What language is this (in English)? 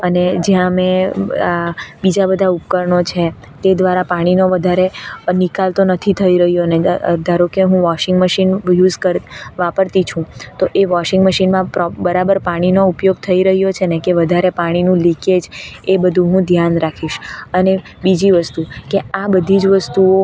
Gujarati